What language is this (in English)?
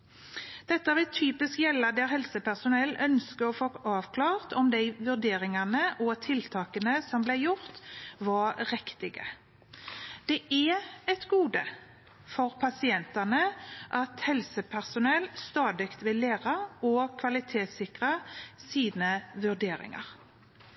Norwegian Bokmål